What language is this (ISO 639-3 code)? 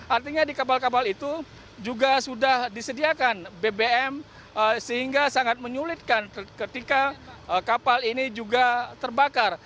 ind